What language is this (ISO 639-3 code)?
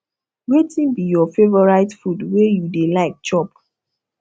pcm